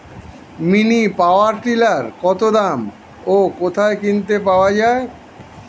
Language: Bangla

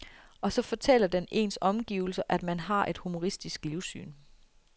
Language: Danish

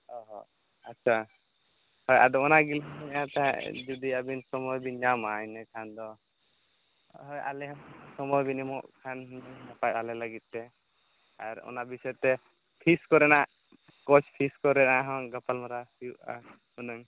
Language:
Santali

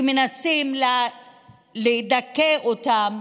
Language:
Hebrew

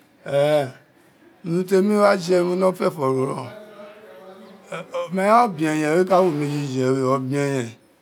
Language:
Isekiri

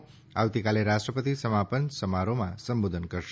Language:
Gujarati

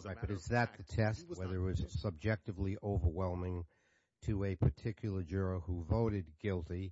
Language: English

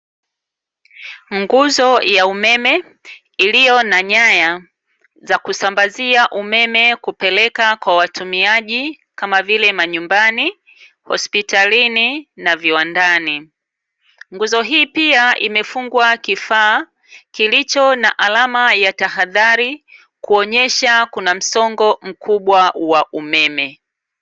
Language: Swahili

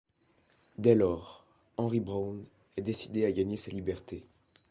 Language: French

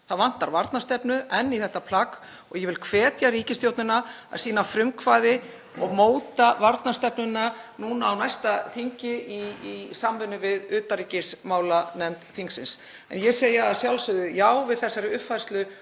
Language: Icelandic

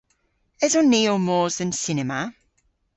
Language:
Cornish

